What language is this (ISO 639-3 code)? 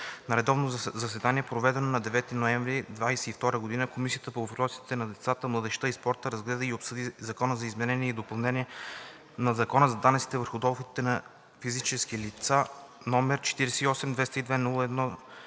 bul